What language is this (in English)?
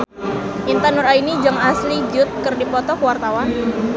Sundanese